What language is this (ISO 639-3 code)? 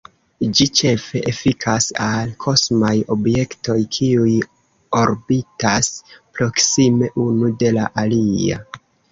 epo